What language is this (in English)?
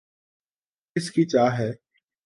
Urdu